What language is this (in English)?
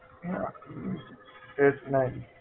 Gujarati